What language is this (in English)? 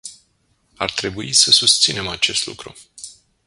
Romanian